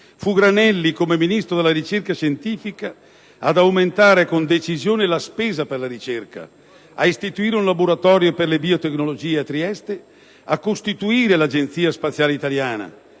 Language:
Italian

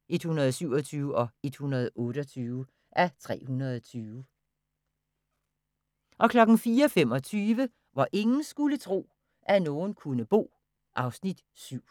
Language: Danish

